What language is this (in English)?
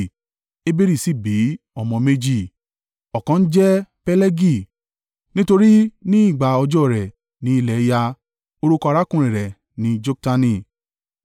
Yoruba